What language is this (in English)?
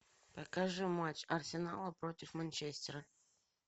Russian